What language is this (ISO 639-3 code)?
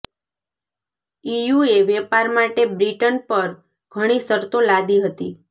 guj